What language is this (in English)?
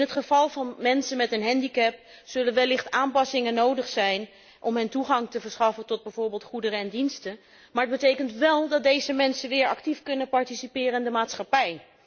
Dutch